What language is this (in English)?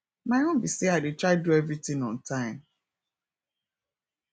Nigerian Pidgin